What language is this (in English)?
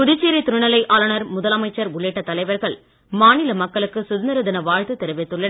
Tamil